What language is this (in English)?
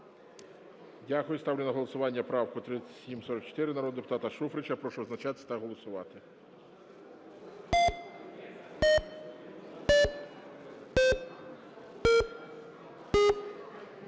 Ukrainian